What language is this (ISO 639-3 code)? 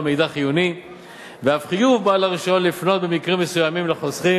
heb